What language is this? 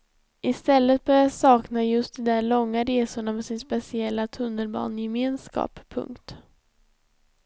Swedish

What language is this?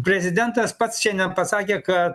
Lithuanian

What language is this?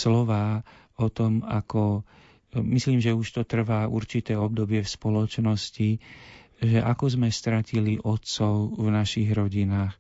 Slovak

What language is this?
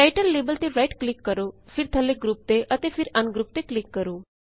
Punjabi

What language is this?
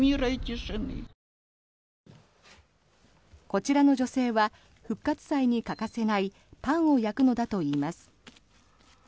Japanese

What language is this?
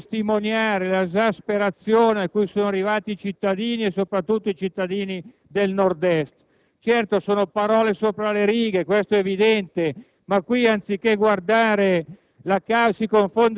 Italian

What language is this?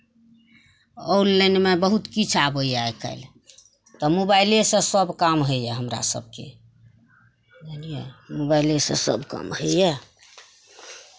Maithili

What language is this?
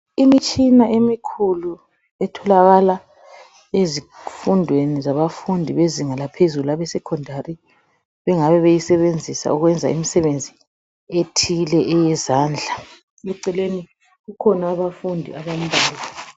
North Ndebele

